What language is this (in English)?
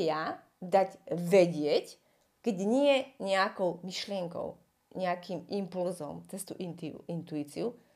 Slovak